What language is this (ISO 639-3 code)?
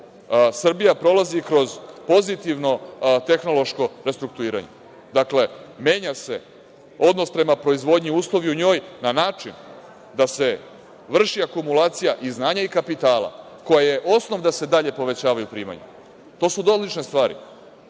srp